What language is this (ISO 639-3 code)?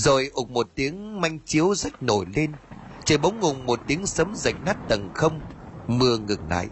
vie